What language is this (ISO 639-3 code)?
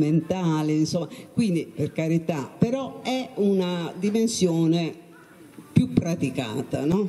ita